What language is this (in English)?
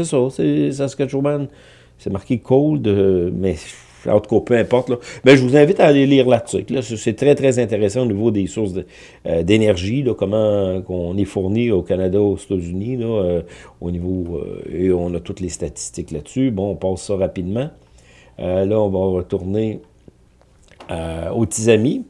French